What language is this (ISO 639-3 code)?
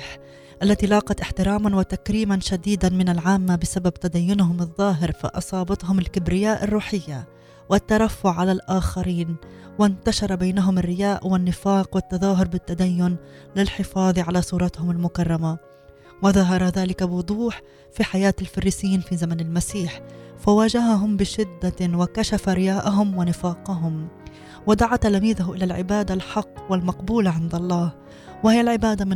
ara